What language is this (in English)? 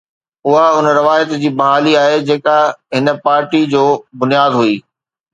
Sindhi